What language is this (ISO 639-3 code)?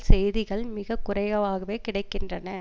tam